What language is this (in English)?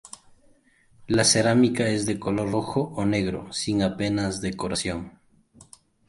Spanish